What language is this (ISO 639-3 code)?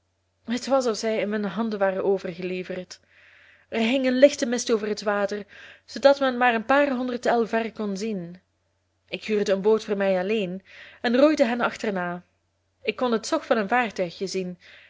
nld